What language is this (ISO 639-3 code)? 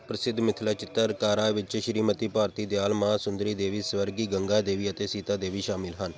pan